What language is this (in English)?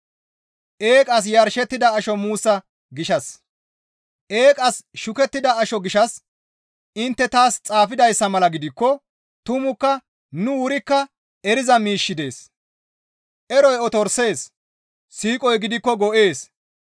Gamo